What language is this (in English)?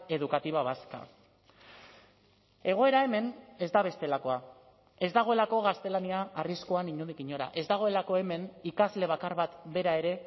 Basque